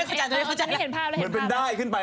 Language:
Thai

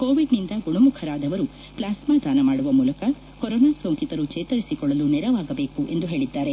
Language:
Kannada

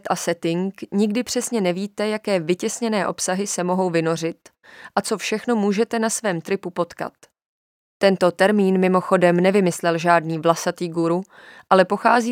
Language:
Czech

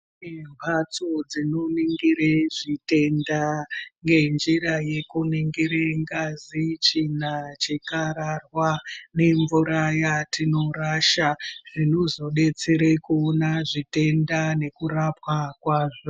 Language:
Ndau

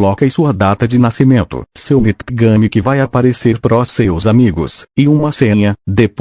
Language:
Portuguese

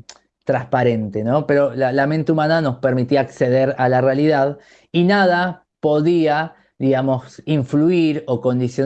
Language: Spanish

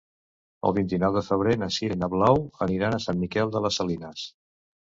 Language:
Catalan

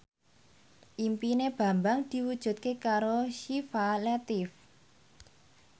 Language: Javanese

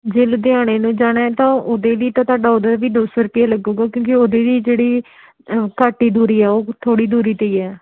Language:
Punjabi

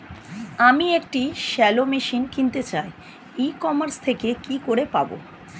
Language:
Bangla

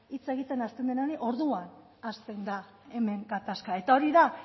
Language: Basque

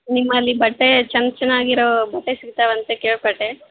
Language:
Kannada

